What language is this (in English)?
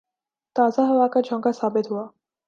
Urdu